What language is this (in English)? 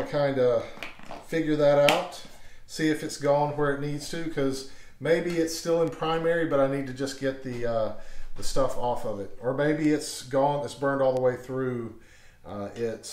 English